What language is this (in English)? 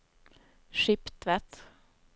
Norwegian